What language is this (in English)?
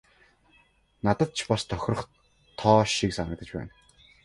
Mongolian